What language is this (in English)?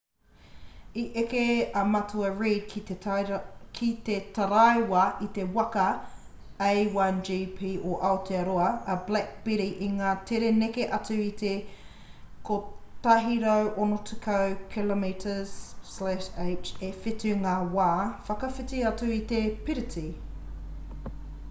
Māori